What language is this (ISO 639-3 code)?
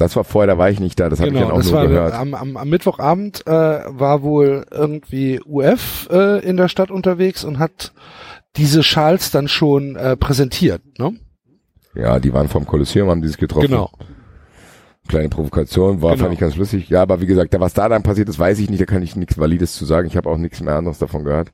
deu